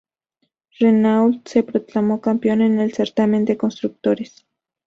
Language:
Spanish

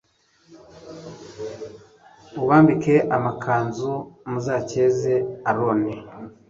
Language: Kinyarwanda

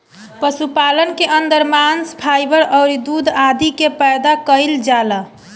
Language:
Bhojpuri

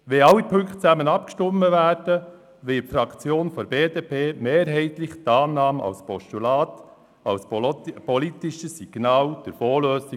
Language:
Swiss German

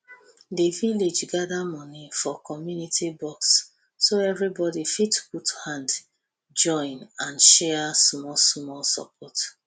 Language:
Nigerian Pidgin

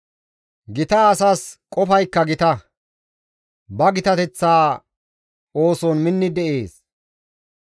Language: Gamo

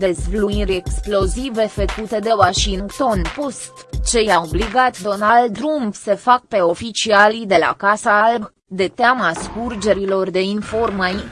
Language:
Romanian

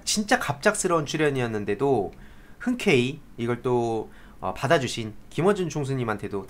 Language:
Korean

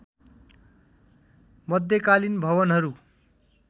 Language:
Nepali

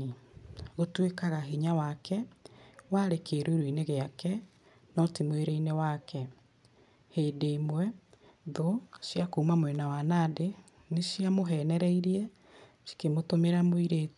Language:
Kikuyu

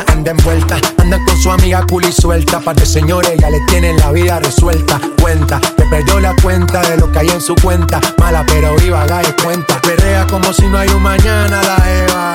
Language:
Spanish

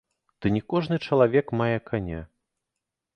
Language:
Belarusian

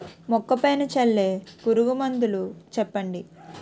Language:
Telugu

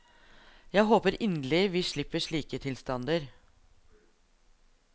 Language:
Norwegian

